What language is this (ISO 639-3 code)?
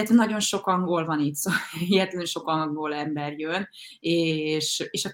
hun